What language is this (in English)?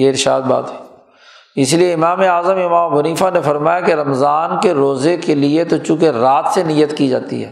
Urdu